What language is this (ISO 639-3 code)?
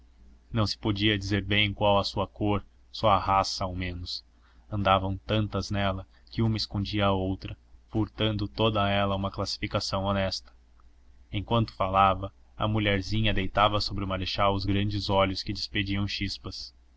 por